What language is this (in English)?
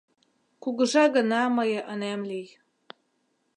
Mari